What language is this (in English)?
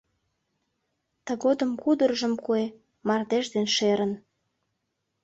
Mari